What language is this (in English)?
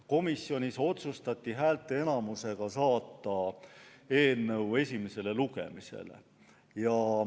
Estonian